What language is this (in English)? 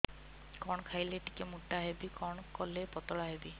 Odia